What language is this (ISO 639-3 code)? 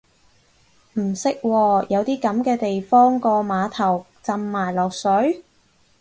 yue